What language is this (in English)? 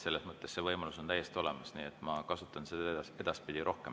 Estonian